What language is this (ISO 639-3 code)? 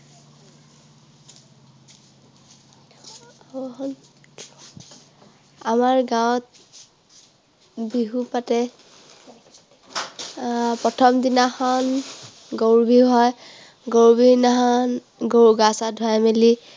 asm